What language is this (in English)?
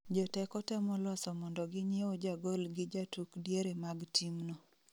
Luo (Kenya and Tanzania)